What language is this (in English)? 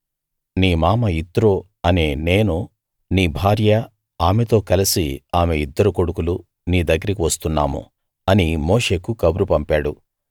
Telugu